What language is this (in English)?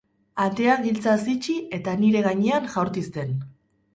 Basque